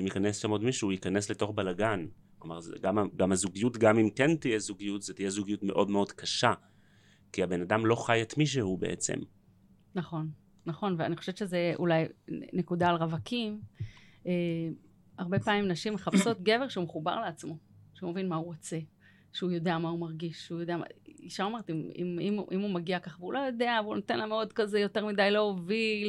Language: Hebrew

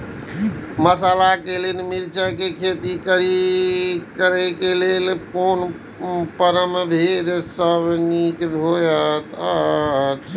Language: Maithili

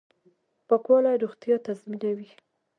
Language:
Pashto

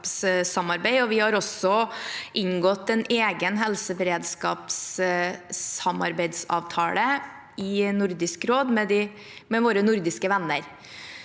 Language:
Norwegian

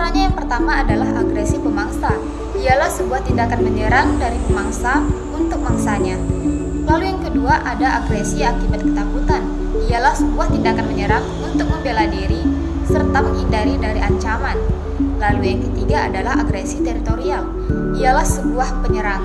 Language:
Indonesian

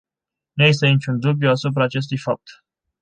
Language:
Romanian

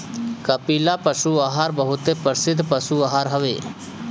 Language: Bhojpuri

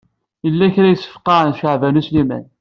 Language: Kabyle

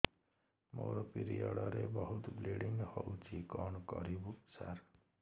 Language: Odia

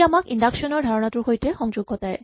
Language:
Assamese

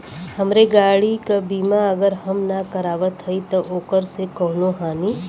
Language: Bhojpuri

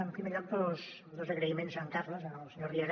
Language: Catalan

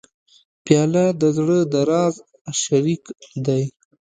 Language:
Pashto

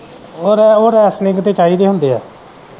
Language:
Punjabi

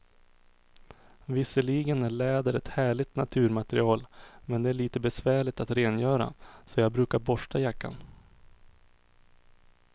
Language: Swedish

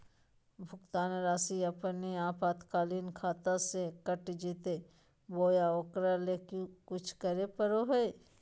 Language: Magahi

